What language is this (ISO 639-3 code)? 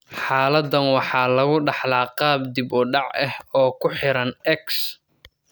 som